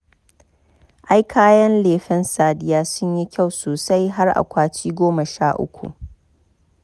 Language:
Hausa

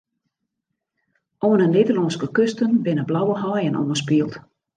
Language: Western Frisian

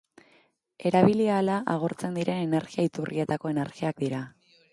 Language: Basque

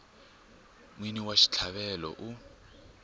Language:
Tsonga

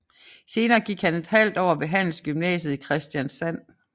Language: Danish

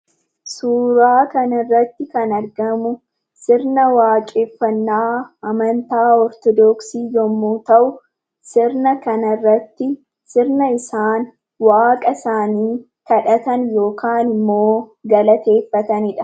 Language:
Oromo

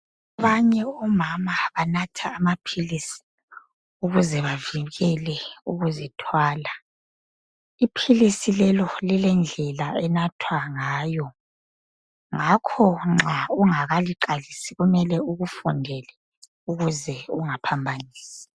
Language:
North Ndebele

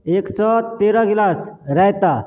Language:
Maithili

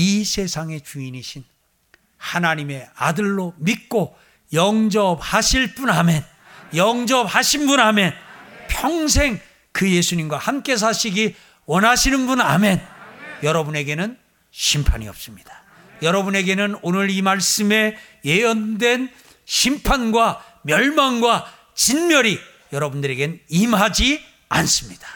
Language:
Korean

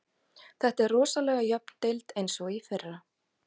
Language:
Icelandic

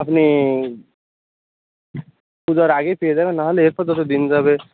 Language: Bangla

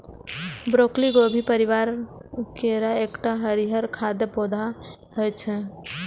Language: Maithili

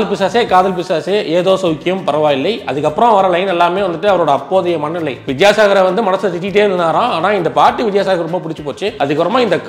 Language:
Indonesian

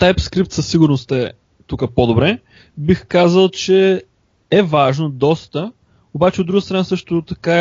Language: Bulgarian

